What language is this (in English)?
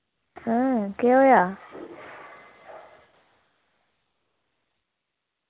Dogri